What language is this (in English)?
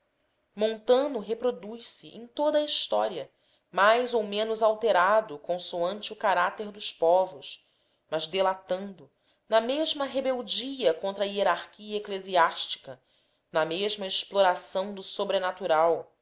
Portuguese